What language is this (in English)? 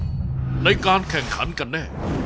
Thai